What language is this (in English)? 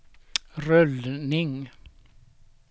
Swedish